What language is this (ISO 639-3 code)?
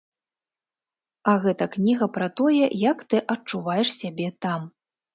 bel